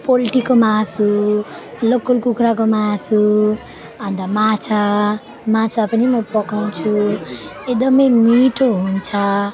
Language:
Nepali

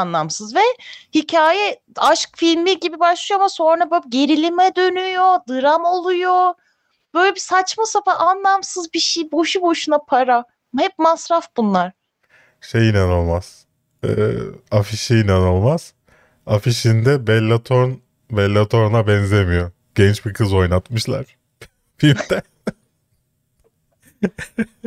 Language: Turkish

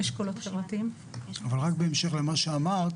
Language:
Hebrew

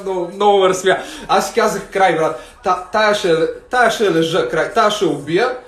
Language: Bulgarian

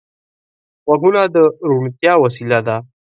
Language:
Pashto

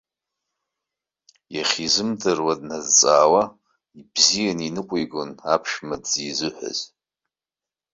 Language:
Abkhazian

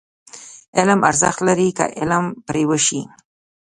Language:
Pashto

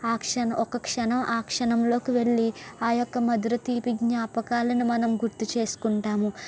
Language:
Telugu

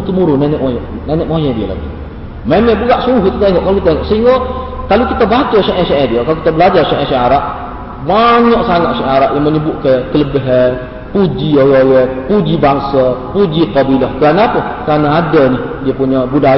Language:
Malay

